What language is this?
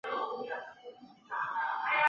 Chinese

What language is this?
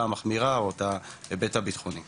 Hebrew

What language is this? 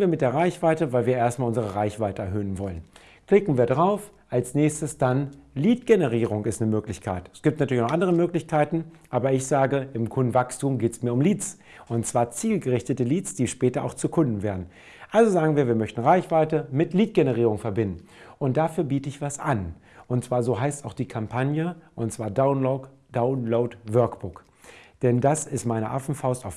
German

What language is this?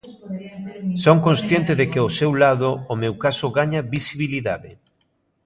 Galician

